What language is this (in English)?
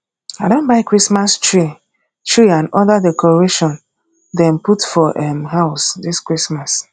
Nigerian Pidgin